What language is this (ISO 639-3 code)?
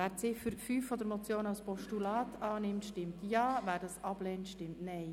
gsw